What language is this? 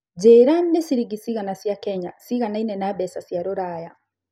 Kikuyu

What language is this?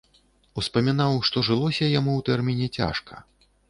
Belarusian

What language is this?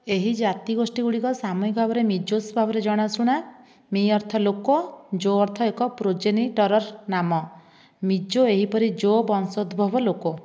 Odia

